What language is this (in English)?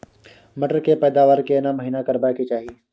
Maithili